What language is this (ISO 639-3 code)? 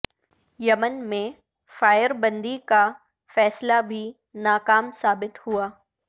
urd